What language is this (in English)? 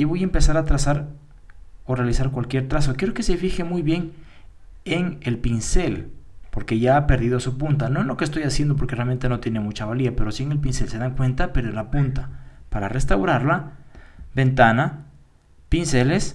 Spanish